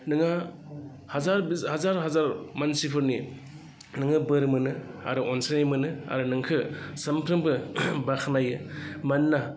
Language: Bodo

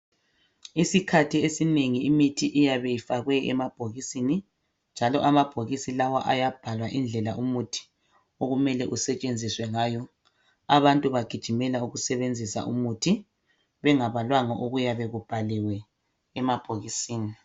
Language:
North Ndebele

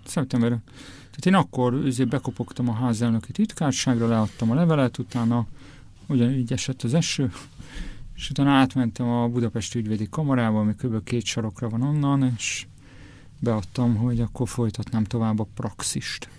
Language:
Hungarian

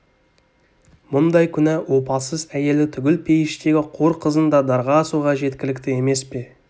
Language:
Kazakh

